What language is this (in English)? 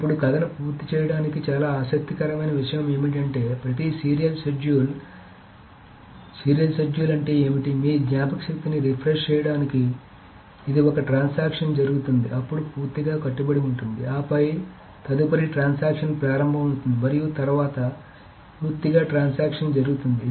Telugu